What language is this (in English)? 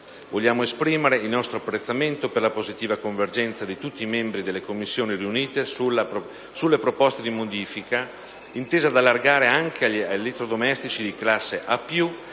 Italian